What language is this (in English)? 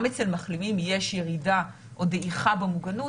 Hebrew